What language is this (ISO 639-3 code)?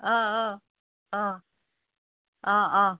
asm